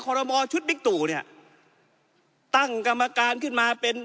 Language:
Thai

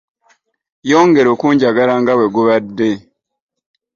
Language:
Ganda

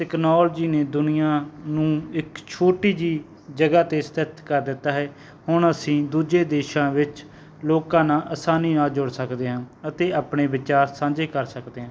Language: Punjabi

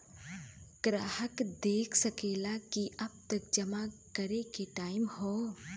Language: Bhojpuri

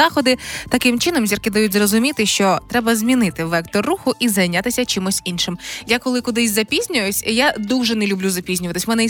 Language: Ukrainian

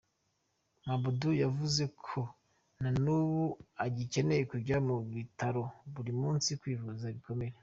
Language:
Kinyarwanda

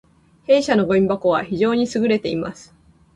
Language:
Japanese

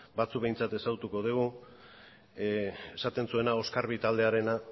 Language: Basque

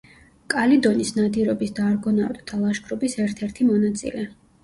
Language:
Georgian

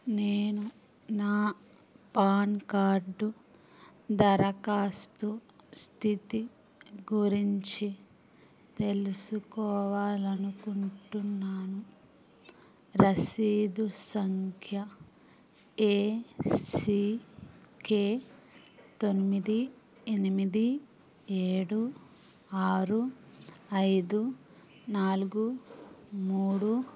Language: Telugu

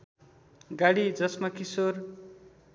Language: Nepali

